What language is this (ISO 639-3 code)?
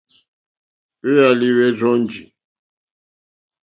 bri